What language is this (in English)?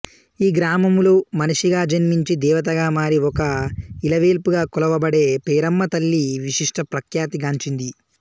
Telugu